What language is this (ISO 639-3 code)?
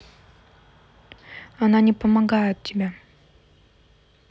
rus